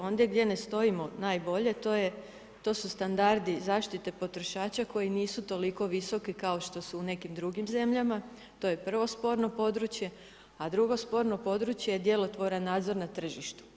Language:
Croatian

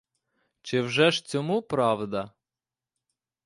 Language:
Ukrainian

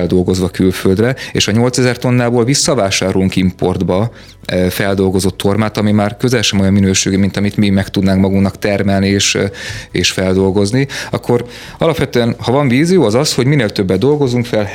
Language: Hungarian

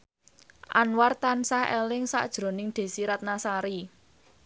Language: Javanese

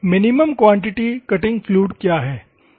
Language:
Hindi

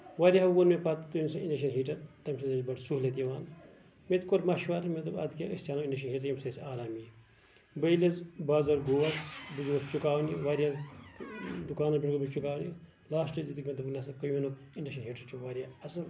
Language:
Kashmiri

